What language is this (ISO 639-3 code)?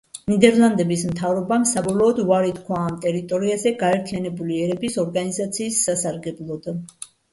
kat